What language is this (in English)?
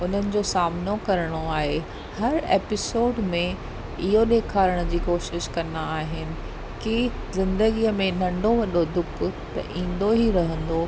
Sindhi